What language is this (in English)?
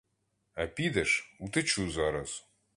Ukrainian